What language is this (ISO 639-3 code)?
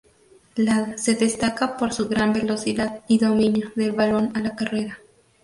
spa